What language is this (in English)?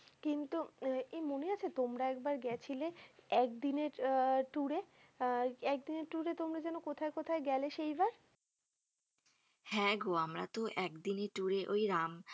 Bangla